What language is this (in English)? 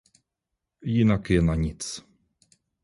Czech